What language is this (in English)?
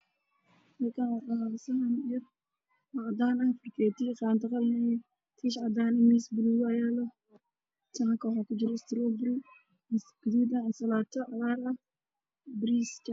Somali